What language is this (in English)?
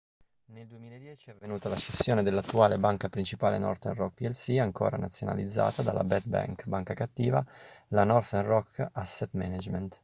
Italian